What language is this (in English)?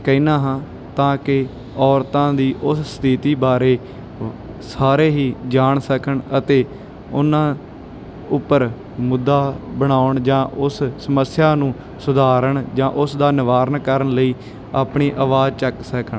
Punjabi